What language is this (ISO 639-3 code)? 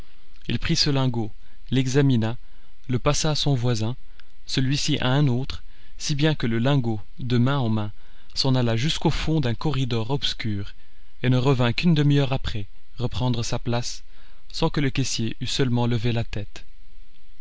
fra